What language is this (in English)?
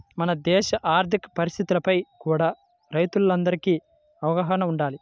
Telugu